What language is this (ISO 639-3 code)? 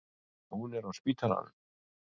isl